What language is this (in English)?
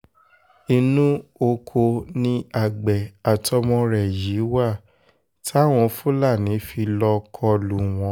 Yoruba